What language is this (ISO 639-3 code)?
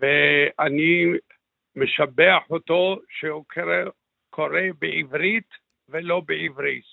heb